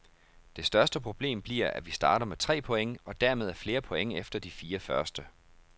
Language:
Danish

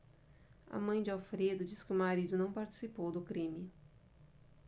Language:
Portuguese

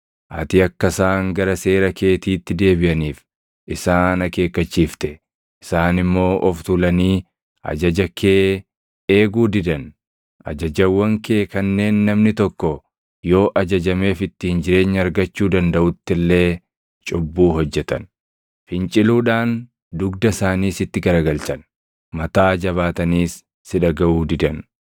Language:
Oromo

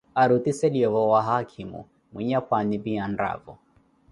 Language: Koti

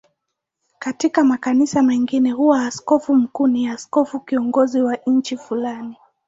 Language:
Swahili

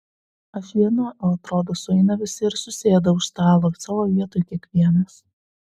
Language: Lithuanian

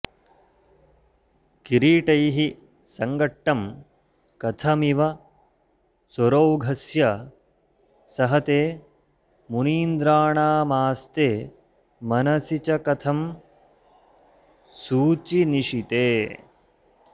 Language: Sanskrit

